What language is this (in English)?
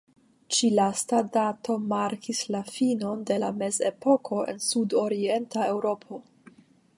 Esperanto